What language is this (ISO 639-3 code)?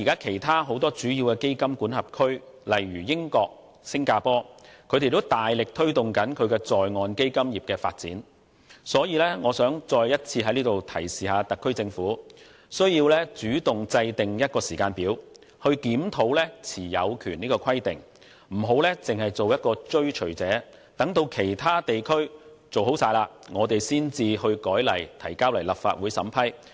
yue